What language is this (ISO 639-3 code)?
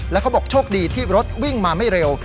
tha